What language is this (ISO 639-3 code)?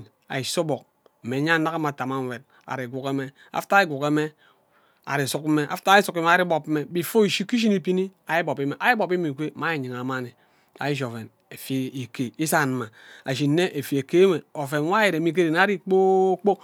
byc